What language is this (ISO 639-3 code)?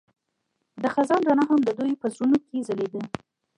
pus